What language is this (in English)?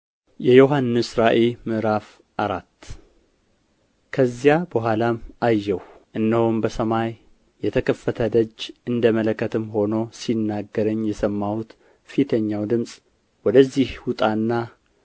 Amharic